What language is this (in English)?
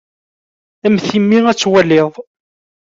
Kabyle